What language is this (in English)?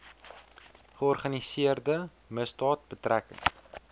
Afrikaans